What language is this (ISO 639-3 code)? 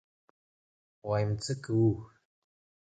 pus